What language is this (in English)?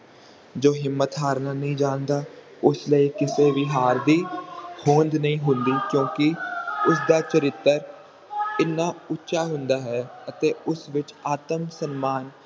Punjabi